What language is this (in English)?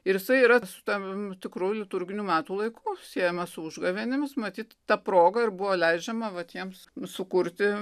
Lithuanian